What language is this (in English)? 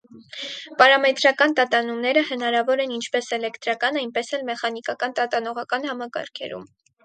Armenian